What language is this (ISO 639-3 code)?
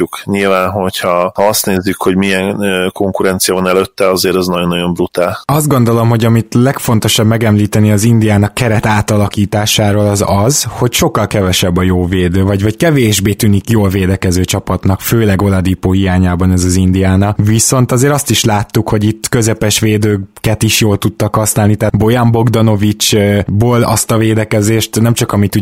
hun